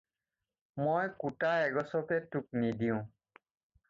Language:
Assamese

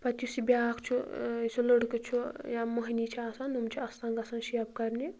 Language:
Kashmiri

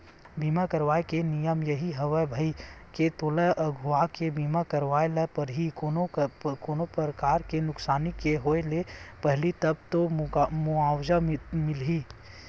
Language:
Chhattisgarhi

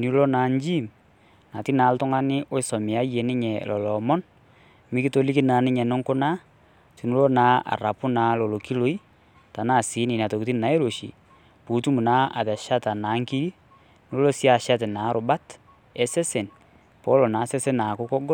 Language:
Masai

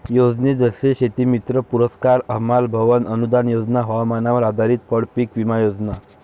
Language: Marathi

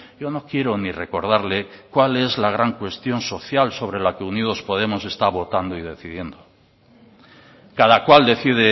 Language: Spanish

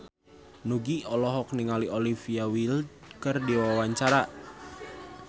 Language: Sundanese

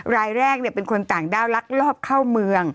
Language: Thai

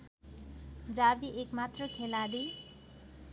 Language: Nepali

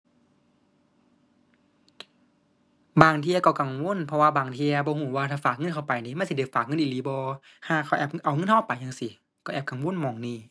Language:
Thai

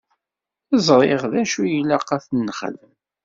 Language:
Kabyle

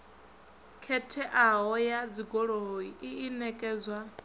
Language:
Venda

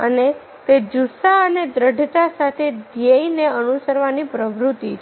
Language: Gujarati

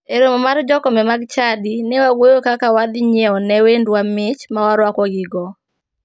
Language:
Luo (Kenya and Tanzania)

